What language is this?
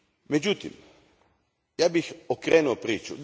Croatian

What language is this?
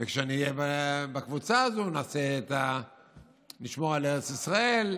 Hebrew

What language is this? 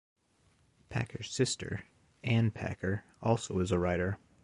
English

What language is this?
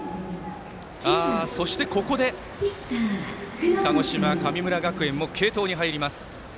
Japanese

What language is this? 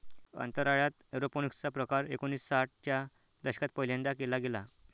Marathi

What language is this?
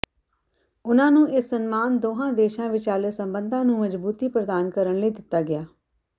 Punjabi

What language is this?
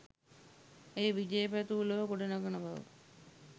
Sinhala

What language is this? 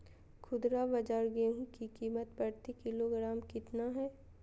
Magahi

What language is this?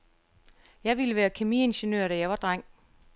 Danish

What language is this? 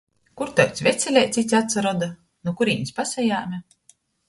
Latgalian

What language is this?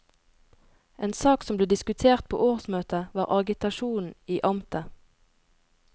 Norwegian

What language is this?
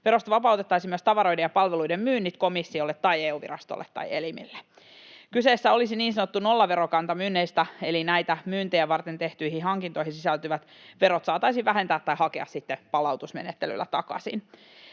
Finnish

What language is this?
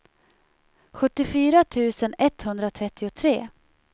Swedish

